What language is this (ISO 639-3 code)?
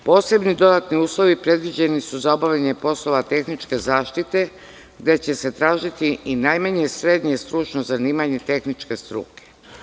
srp